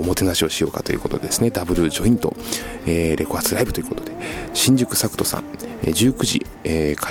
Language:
Japanese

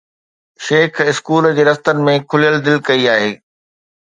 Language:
Sindhi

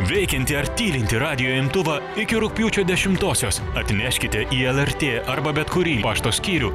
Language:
Lithuanian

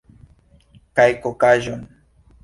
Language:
Esperanto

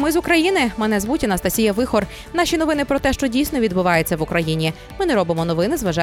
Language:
Ukrainian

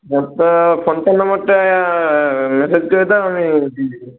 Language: Bangla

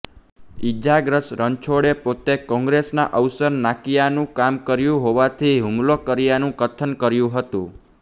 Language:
Gujarati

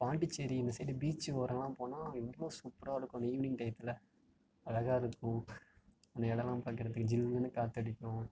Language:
Tamil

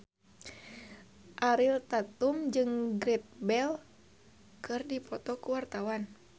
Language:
Sundanese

